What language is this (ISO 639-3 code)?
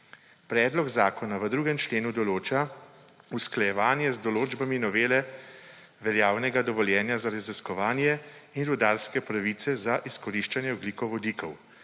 slv